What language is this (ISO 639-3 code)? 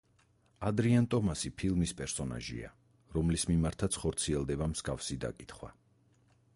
kat